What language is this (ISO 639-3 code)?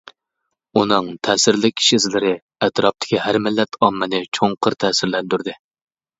uig